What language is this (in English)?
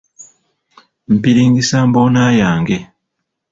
Ganda